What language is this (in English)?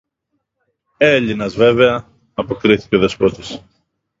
Greek